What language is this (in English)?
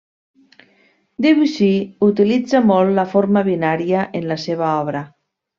Catalan